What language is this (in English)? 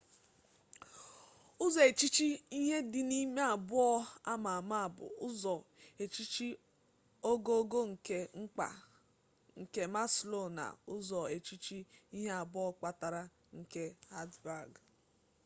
Igbo